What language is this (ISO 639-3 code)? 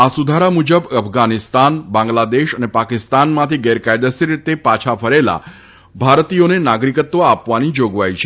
guj